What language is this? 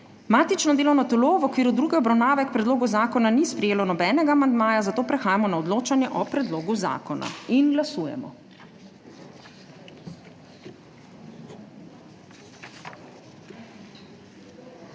Slovenian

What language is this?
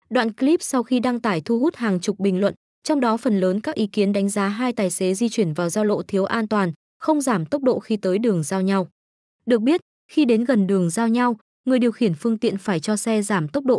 Vietnamese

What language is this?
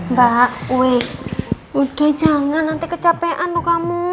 Indonesian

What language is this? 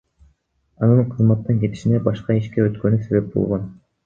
Kyrgyz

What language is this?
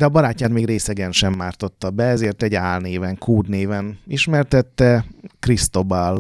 Hungarian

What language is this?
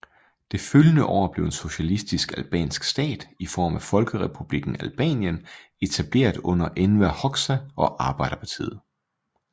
Danish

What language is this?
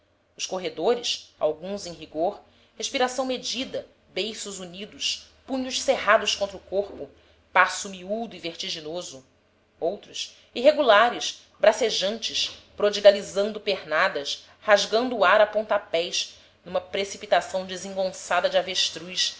Portuguese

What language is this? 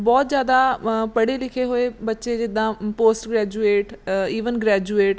Punjabi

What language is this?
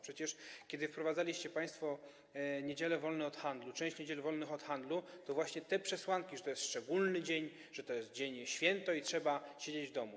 Polish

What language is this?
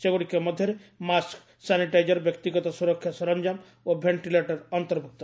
Odia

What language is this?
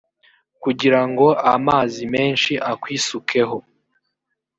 Kinyarwanda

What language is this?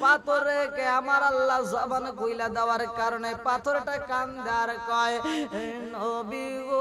Romanian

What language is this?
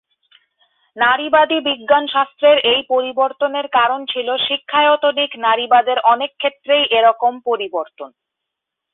Bangla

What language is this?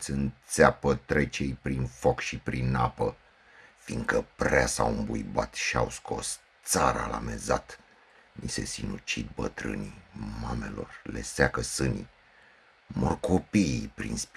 Romanian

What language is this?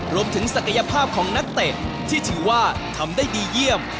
Thai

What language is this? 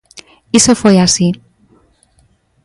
Galician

